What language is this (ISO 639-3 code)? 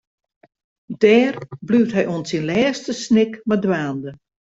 fry